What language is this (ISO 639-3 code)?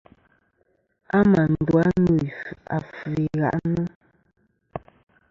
bkm